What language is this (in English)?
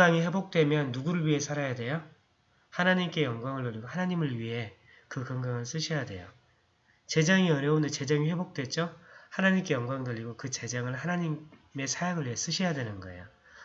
Korean